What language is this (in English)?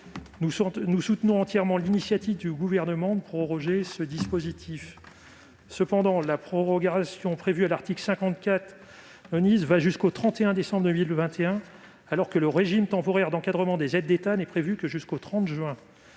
French